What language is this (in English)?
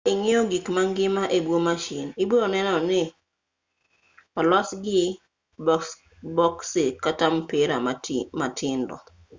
Luo (Kenya and Tanzania)